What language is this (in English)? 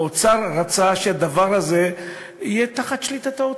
Hebrew